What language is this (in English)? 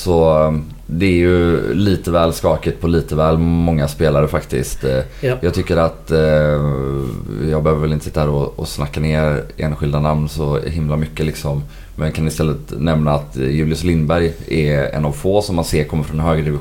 Swedish